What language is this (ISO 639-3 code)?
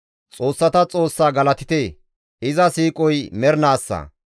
gmv